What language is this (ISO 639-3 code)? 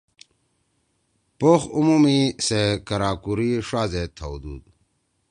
trw